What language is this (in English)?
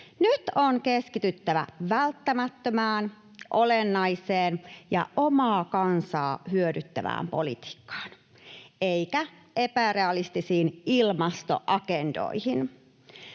Finnish